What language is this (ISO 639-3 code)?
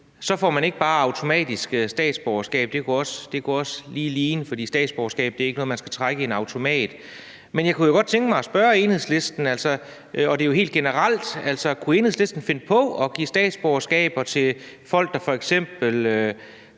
dan